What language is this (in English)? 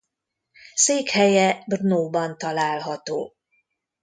Hungarian